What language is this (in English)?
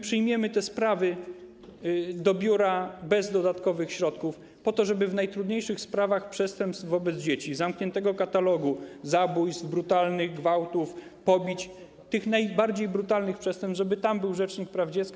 Polish